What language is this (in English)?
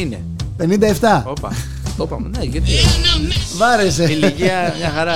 Greek